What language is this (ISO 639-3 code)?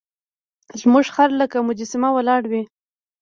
pus